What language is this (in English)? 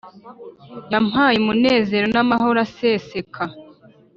Kinyarwanda